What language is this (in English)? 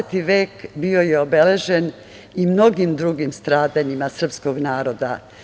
Serbian